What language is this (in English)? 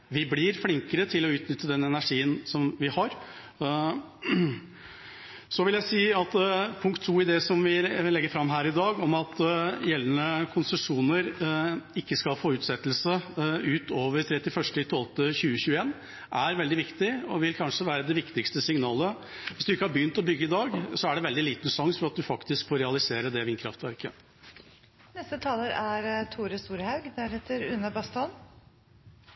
Norwegian